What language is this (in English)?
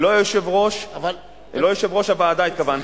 Hebrew